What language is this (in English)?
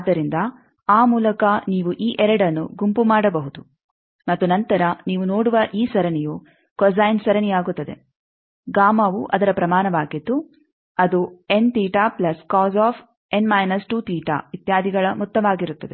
Kannada